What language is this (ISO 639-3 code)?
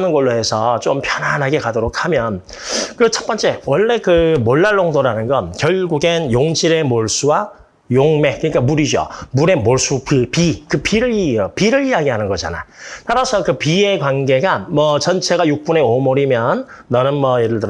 kor